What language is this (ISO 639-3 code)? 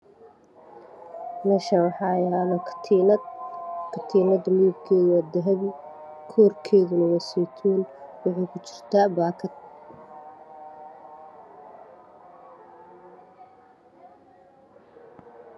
som